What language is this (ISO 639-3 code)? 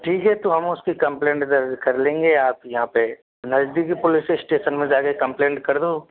hin